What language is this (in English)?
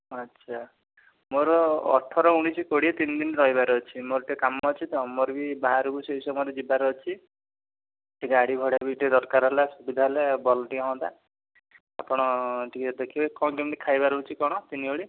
Odia